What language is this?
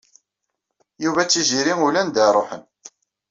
Kabyle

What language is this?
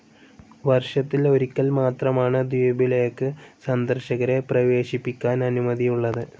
Malayalam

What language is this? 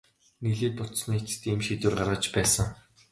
Mongolian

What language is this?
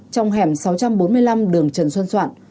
Vietnamese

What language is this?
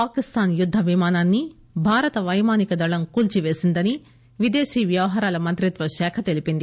Telugu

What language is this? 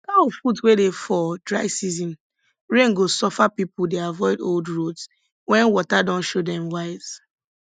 Nigerian Pidgin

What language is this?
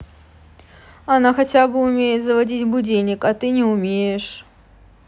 Russian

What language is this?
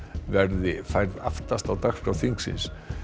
Icelandic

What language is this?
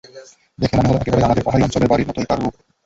Bangla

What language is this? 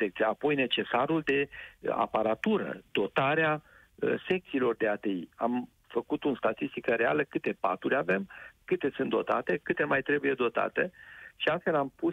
Romanian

